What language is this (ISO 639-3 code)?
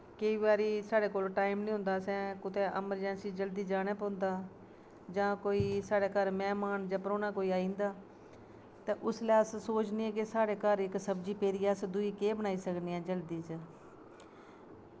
doi